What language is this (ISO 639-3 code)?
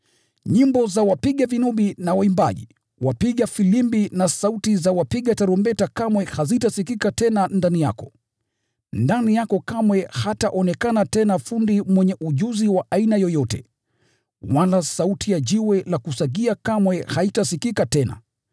swa